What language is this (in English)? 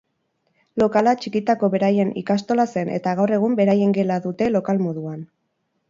Basque